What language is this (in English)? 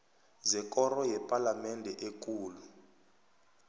South Ndebele